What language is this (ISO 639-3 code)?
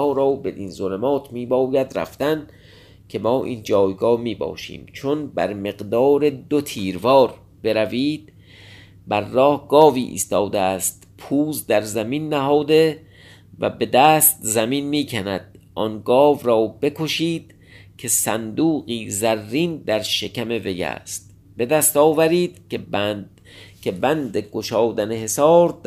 fas